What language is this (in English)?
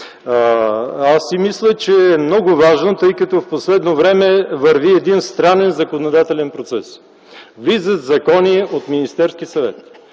Bulgarian